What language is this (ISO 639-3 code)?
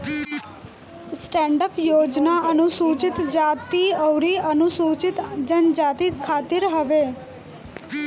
bho